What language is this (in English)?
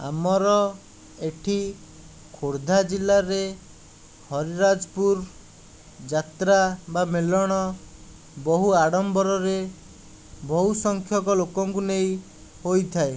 Odia